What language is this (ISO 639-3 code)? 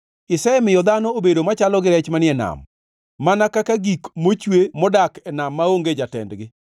luo